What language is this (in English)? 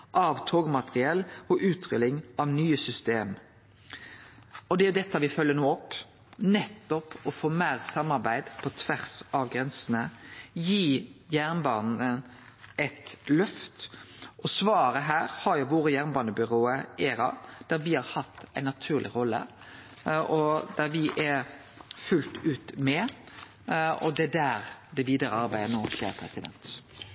Norwegian Nynorsk